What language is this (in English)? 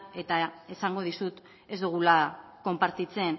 Basque